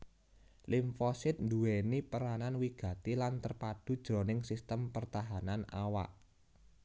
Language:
Javanese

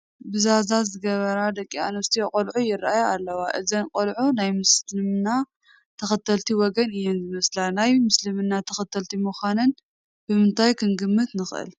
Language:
Tigrinya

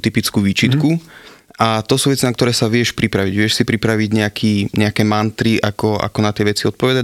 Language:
Slovak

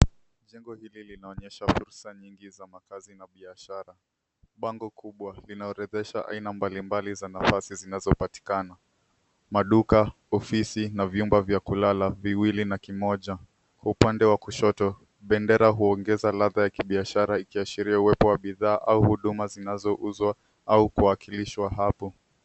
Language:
Swahili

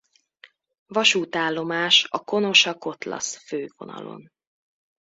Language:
Hungarian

